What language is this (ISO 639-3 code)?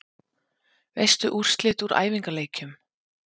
isl